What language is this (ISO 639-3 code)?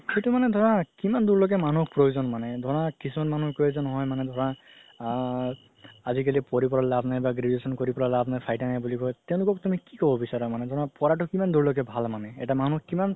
asm